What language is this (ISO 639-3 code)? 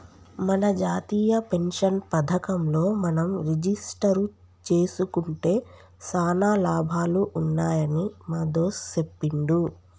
tel